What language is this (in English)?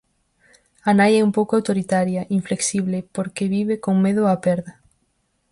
Galician